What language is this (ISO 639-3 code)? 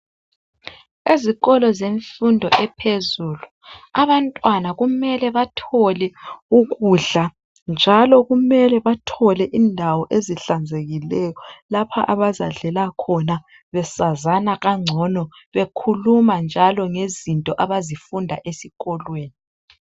nde